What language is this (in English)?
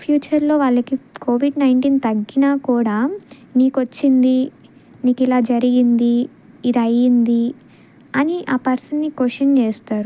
Telugu